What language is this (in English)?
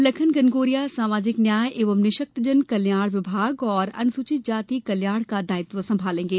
Hindi